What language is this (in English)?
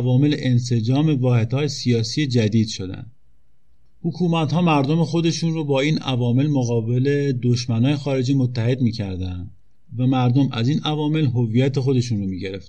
Persian